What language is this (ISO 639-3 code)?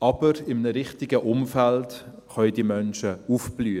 gsw